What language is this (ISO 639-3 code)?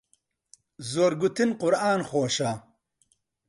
ckb